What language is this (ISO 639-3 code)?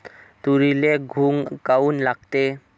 mar